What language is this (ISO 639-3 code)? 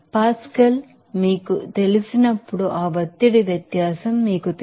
tel